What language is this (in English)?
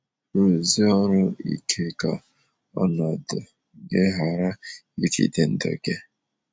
Igbo